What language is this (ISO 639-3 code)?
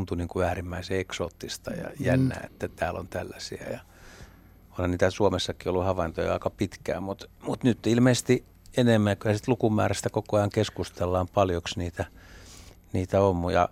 fin